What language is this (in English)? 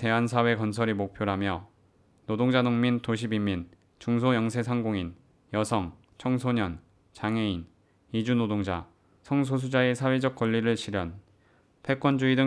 Korean